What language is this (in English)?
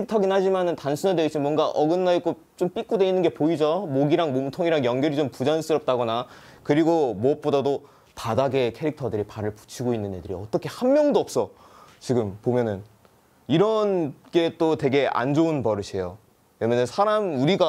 Korean